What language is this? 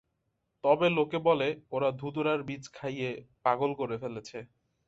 Bangla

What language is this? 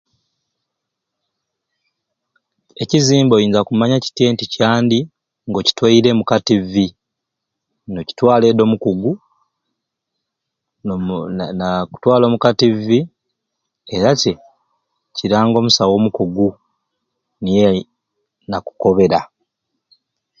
Ruuli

